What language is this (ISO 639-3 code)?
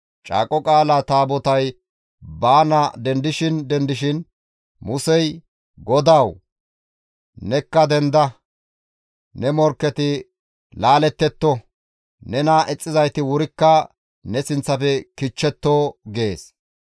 gmv